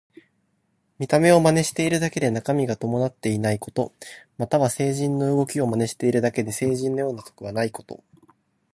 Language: Japanese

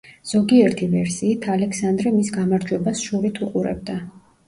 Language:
Georgian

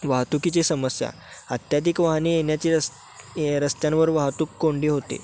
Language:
Marathi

